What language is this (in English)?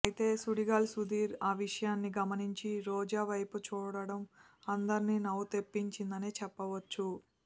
Telugu